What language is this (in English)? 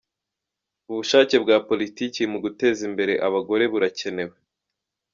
Kinyarwanda